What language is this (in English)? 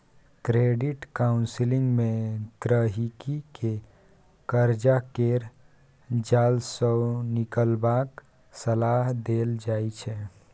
Maithili